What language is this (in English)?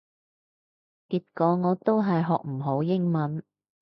Cantonese